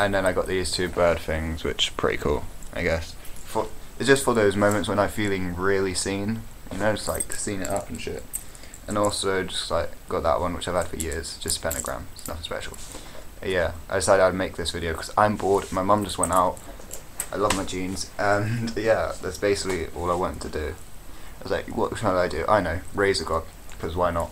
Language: English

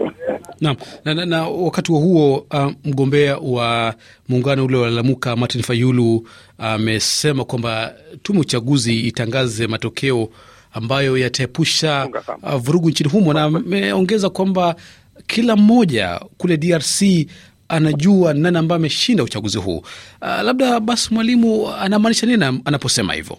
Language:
Swahili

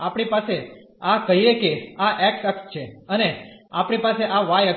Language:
Gujarati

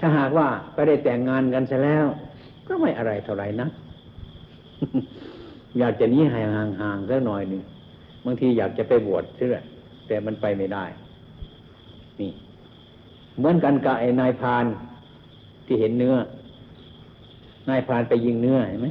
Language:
Thai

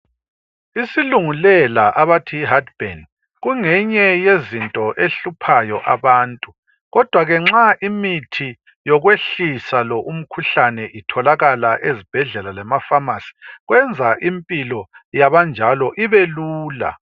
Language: North Ndebele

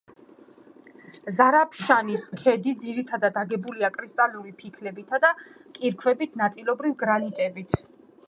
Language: Georgian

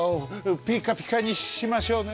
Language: Japanese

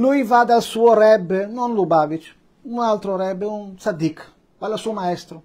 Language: Italian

